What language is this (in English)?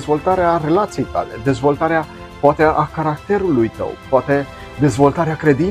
Romanian